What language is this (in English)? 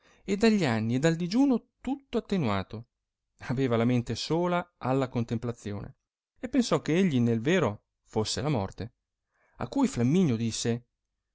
Italian